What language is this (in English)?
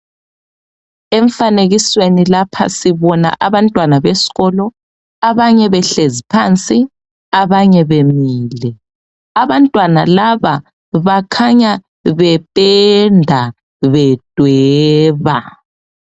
North Ndebele